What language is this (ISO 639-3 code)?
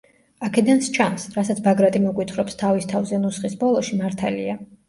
kat